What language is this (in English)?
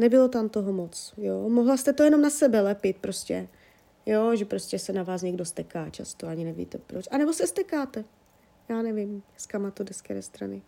Czech